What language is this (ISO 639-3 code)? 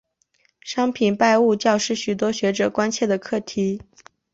zho